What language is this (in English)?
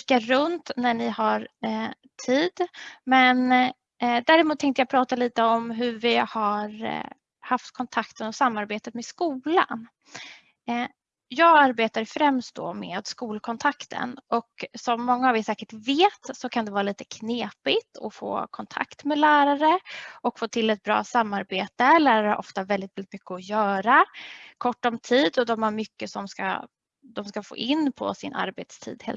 Swedish